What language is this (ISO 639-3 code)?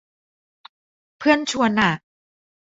tha